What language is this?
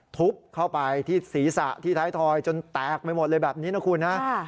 Thai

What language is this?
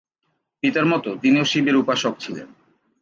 Bangla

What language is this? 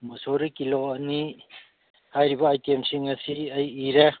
Manipuri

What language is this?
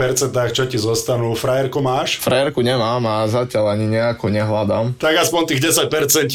Slovak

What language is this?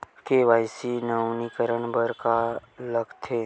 Chhattisgarhi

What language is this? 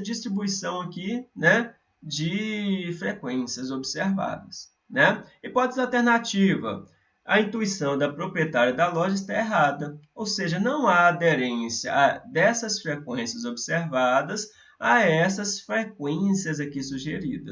Portuguese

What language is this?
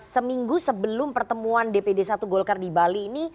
Indonesian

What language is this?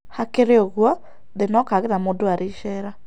Kikuyu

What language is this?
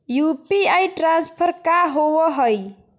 Magahi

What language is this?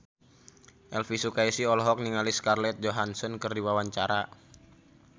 Sundanese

